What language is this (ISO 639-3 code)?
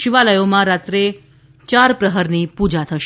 guj